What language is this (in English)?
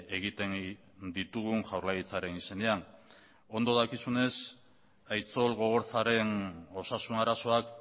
Basque